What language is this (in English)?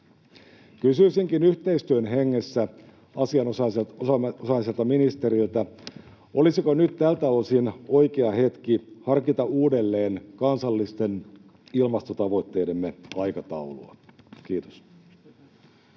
Finnish